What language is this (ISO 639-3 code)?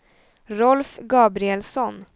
swe